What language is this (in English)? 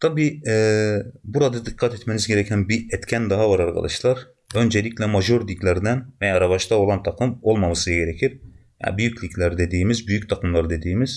Turkish